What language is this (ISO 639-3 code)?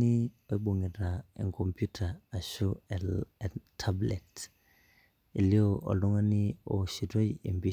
mas